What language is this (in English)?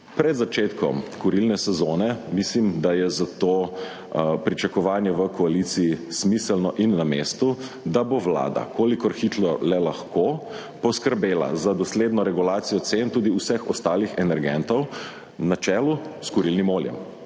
Slovenian